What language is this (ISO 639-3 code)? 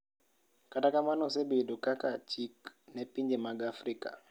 luo